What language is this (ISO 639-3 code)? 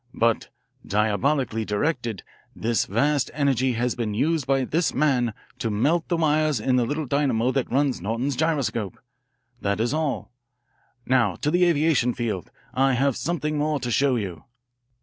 eng